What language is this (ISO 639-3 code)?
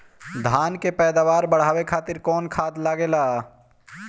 bho